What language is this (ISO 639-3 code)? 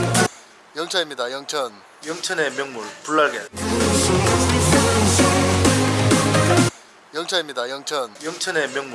kor